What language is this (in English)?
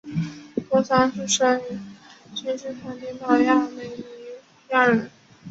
Chinese